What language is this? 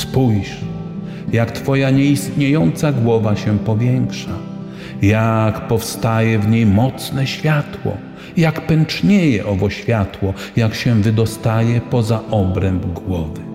Polish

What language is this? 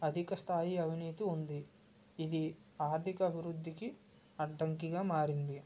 Telugu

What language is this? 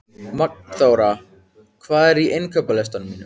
Icelandic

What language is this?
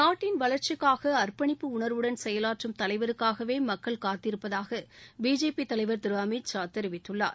Tamil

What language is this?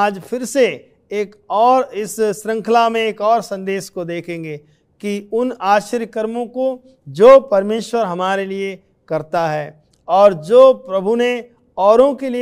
Hindi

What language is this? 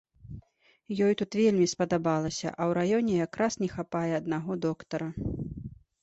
Belarusian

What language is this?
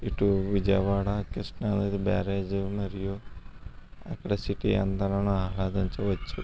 Telugu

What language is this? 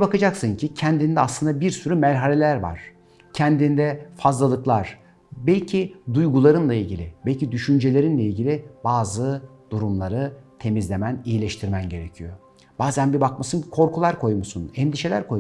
Turkish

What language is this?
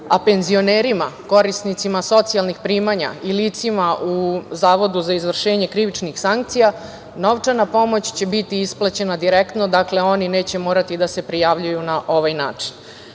Serbian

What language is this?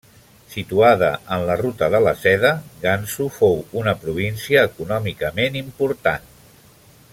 Catalan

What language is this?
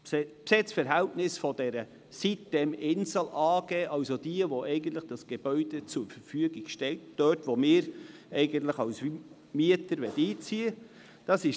Swiss German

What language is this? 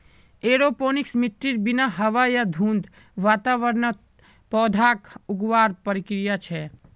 Magahi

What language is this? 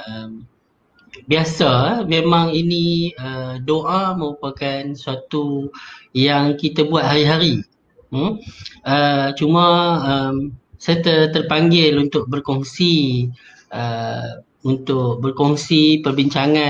Malay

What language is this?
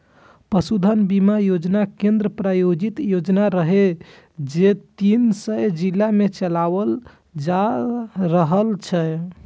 Maithili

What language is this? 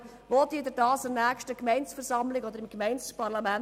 Swiss German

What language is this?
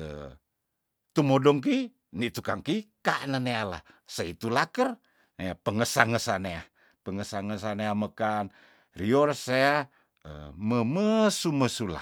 Tondano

